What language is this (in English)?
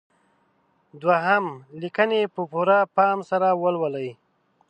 Pashto